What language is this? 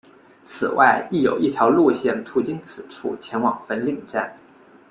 Chinese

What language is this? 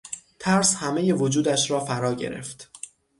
Persian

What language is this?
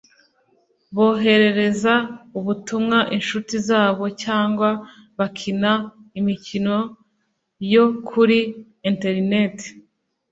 Kinyarwanda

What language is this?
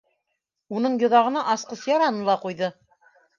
Bashkir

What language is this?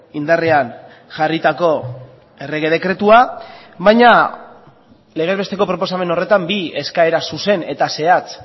Basque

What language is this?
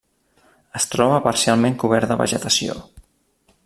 Catalan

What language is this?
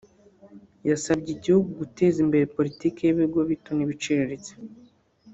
Kinyarwanda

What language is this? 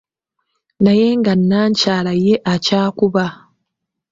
Ganda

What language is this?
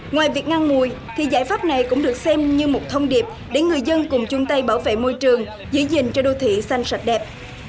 Vietnamese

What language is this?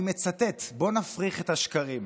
Hebrew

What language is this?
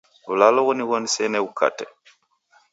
Taita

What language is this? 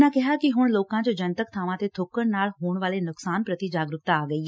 Punjabi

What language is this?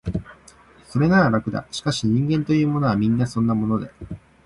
Japanese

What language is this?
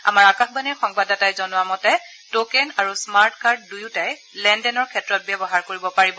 Assamese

